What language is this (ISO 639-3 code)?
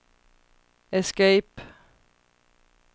swe